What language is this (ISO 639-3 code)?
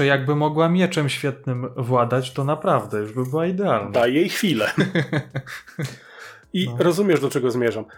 pol